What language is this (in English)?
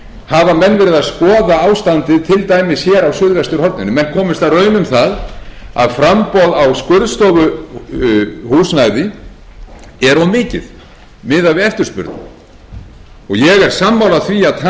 Icelandic